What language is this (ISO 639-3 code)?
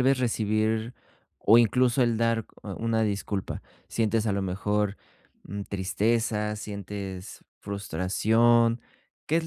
spa